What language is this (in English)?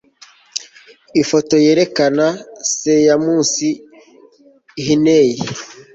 Kinyarwanda